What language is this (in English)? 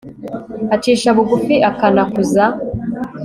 Kinyarwanda